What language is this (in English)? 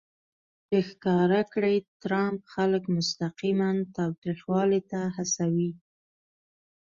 Pashto